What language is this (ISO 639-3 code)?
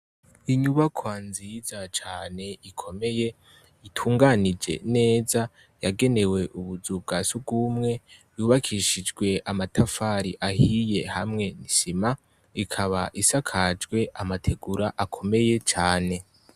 run